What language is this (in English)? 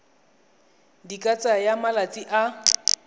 Tswana